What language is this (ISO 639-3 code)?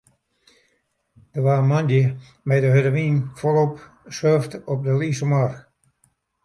fry